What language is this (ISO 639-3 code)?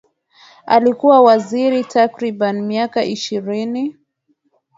swa